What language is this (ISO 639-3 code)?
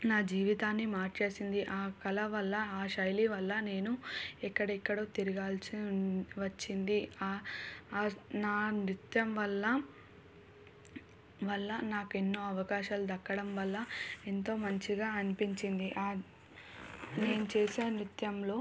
tel